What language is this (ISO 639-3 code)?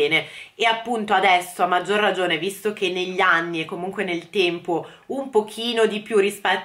ita